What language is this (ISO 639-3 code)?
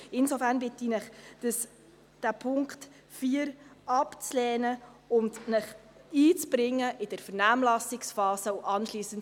gsw